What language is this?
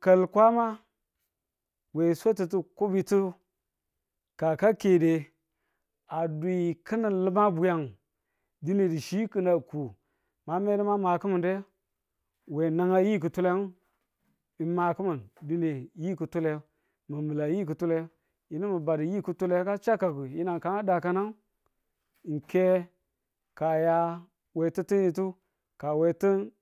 Tula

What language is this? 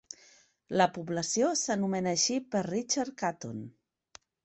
Catalan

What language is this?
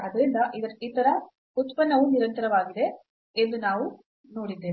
Kannada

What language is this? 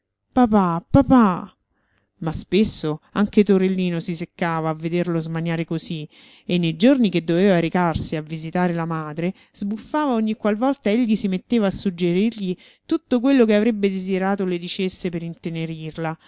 Italian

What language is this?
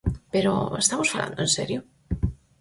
Galician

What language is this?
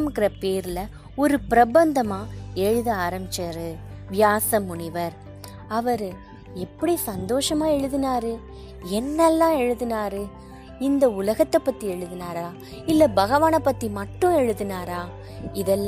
Tamil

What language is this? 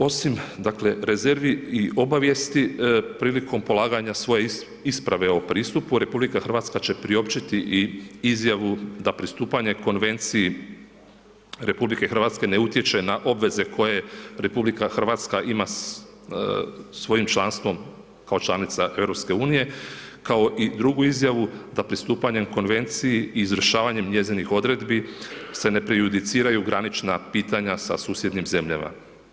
Croatian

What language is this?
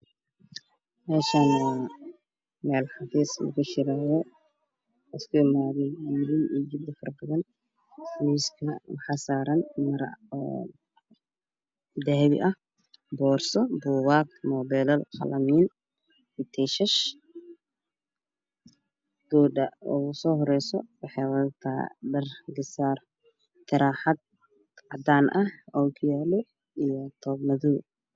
Somali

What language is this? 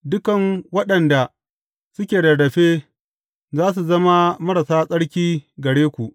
Hausa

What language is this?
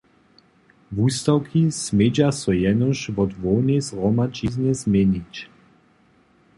Upper Sorbian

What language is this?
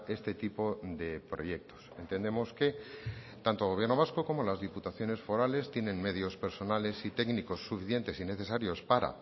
Spanish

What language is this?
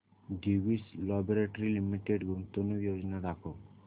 Marathi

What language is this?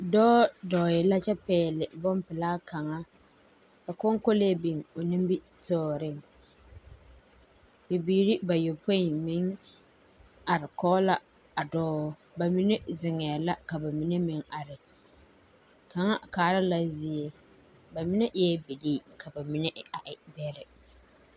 Southern Dagaare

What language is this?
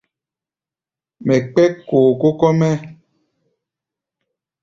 Gbaya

